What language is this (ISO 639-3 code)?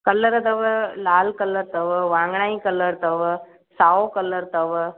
snd